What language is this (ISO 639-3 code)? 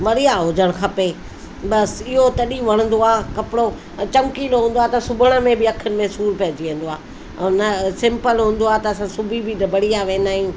snd